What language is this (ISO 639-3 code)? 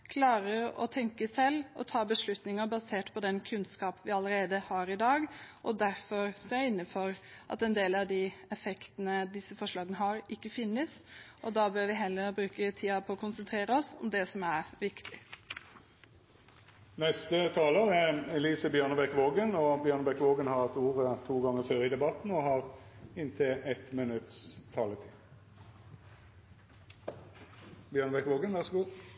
nor